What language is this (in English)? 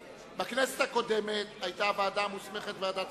Hebrew